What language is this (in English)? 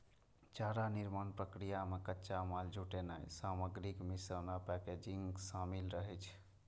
Maithili